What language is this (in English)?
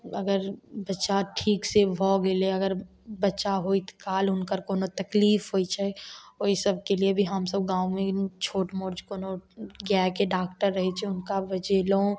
Maithili